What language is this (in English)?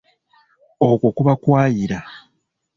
Ganda